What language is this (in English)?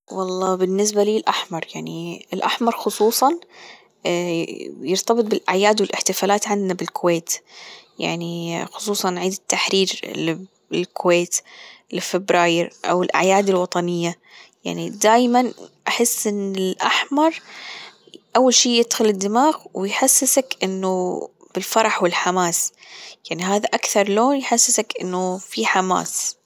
Gulf Arabic